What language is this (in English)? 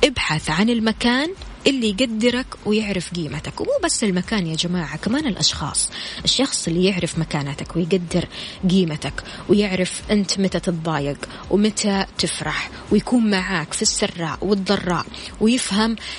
Arabic